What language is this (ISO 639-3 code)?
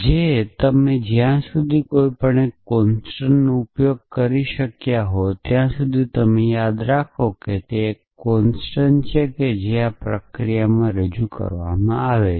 guj